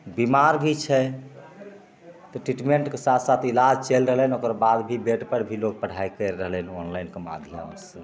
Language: Maithili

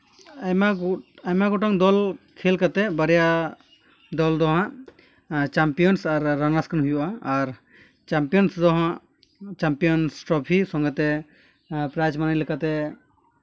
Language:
Santali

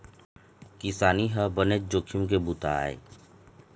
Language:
Chhattisgarhi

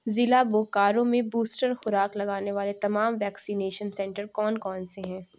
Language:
Urdu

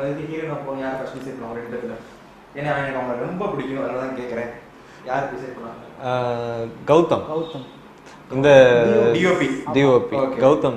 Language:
Hindi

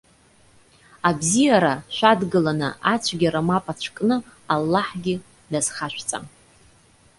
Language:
Abkhazian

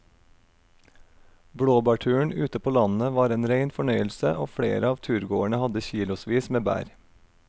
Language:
Norwegian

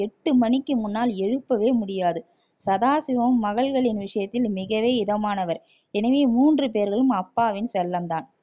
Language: Tamil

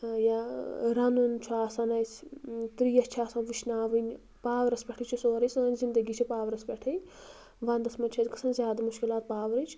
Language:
Kashmiri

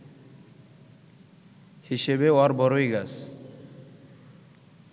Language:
Bangla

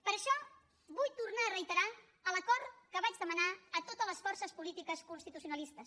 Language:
Catalan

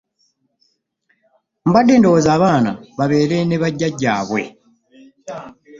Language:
Ganda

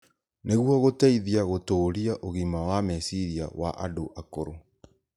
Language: Kikuyu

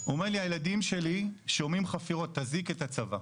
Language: Hebrew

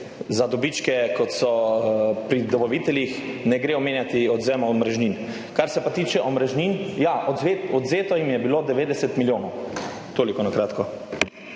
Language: Slovenian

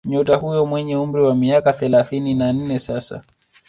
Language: Swahili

